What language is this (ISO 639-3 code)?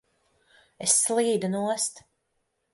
lav